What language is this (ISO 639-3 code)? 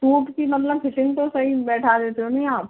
hin